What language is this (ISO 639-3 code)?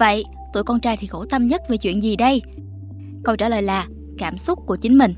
vie